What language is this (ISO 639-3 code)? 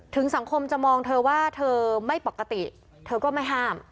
tha